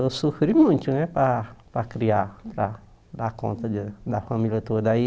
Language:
Portuguese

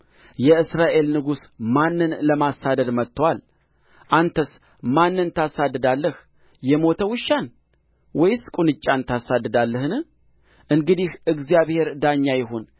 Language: Amharic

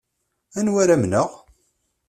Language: Kabyle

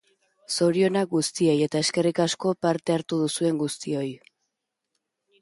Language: Basque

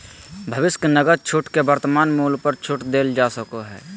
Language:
Magahi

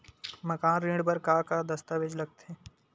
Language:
Chhattisgarhi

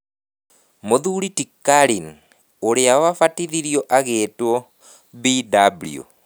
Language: Kikuyu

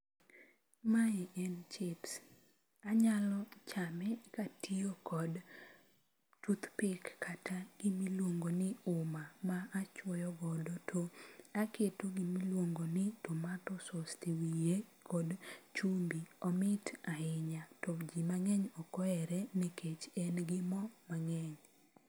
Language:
Luo (Kenya and Tanzania)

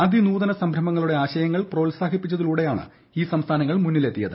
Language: Malayalam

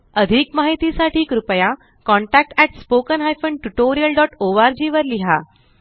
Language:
Marathi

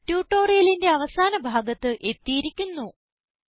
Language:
Malayalam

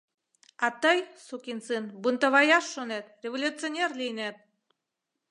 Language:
Mari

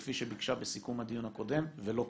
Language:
Hebrew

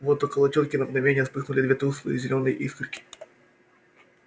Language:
Russian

